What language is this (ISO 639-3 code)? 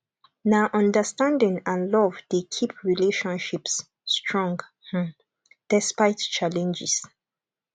pcm